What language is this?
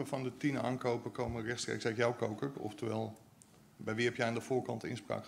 Dutch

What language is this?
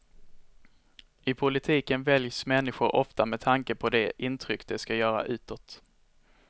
Swedish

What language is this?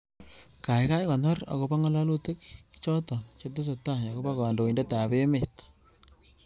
Kalenjin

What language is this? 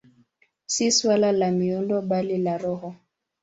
Swahili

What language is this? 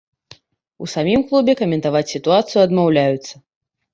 Belarusian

